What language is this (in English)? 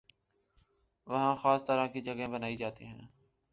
Urdu